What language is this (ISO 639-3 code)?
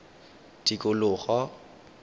tsn